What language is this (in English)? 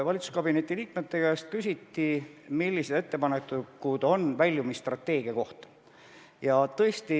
Estonian